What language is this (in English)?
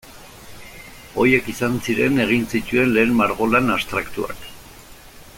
Basque